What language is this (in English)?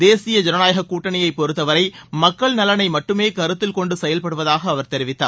Tamil